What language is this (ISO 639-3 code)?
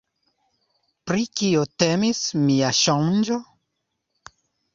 epo